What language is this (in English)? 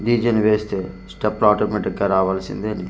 Telugu